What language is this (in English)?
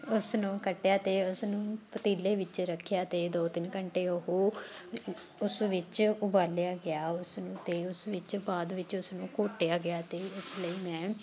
Punjabi